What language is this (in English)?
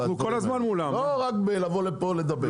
Hebrew